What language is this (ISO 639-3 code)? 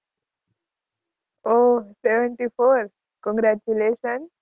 guj